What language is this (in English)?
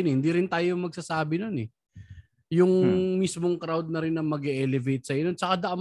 Filipino